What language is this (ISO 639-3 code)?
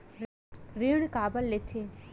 hne